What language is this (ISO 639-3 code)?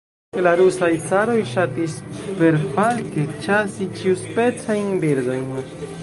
epo